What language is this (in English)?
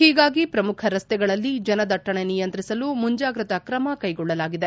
Kannada